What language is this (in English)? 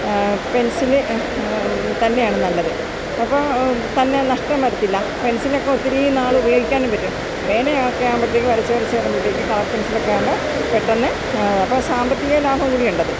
Malayalam